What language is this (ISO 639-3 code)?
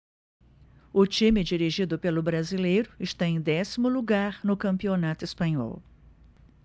por